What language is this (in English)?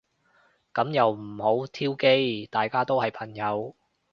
Cantonese